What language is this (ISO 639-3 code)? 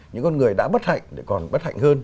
vie